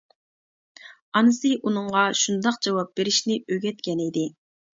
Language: Uyghur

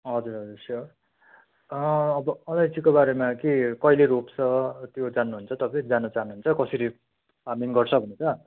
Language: Nepali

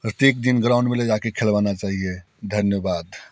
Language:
Hindi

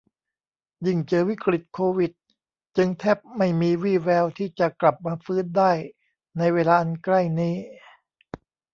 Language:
Thai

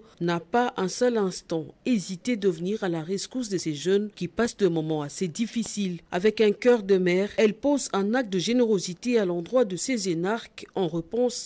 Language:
French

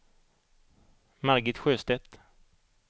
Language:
Swedish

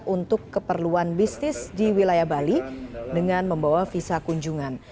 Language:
Indonesian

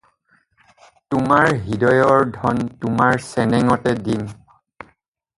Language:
Assamese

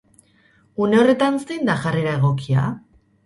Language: Basque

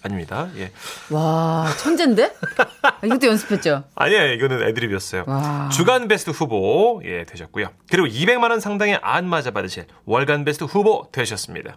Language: Korean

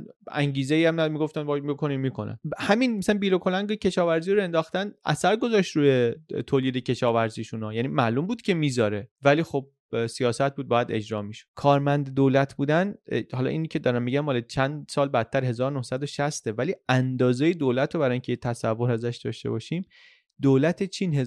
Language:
Persian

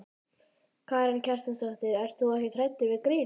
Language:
Icelandic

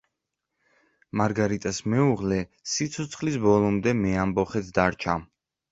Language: Georgian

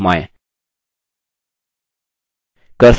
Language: Hindi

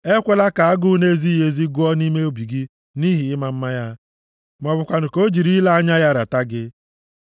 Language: Igbo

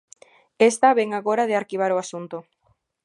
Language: Galician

